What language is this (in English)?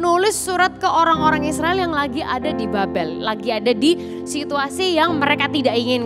Indonesian